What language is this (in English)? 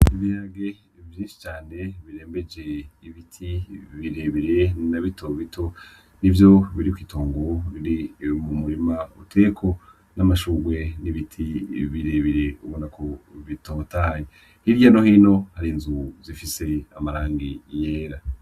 Rundi